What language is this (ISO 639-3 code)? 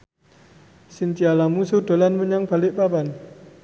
jav